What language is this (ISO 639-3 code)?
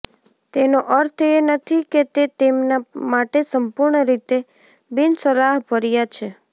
guj